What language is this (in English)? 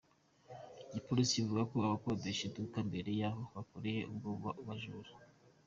Kinyarwanda